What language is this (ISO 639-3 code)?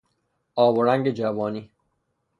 fas